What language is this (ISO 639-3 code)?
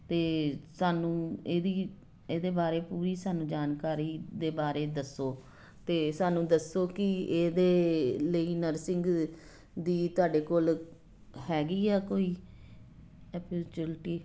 pan